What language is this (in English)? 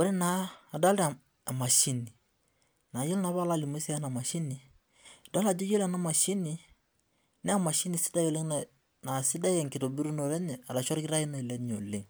Masai